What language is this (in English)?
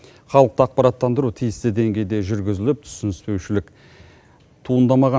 Kazakh